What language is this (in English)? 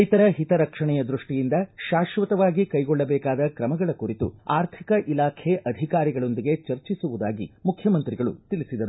Kannada